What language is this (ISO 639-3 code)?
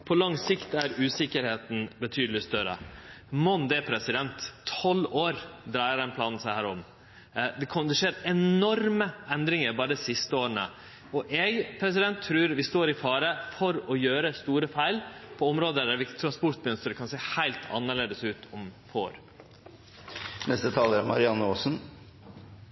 nor